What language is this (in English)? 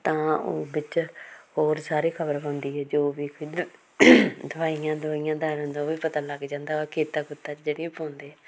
Punjabi